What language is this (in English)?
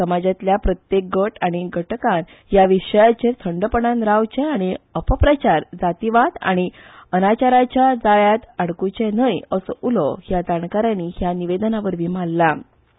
Konkani